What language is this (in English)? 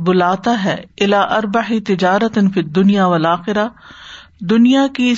Urdu